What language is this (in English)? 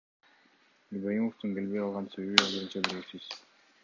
Kyrgyz